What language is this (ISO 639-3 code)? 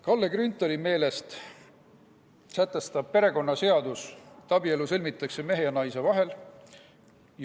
est